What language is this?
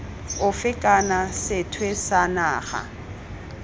Tswana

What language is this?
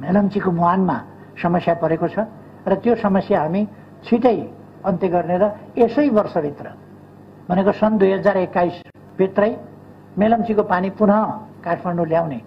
Hindi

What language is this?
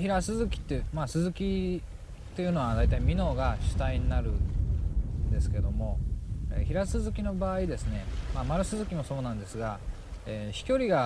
Japanese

